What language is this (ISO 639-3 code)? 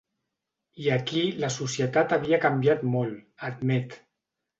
cat